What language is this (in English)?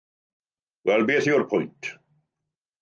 Welsh